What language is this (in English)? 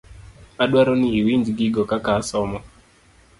Luo (Kenya and Tanzania)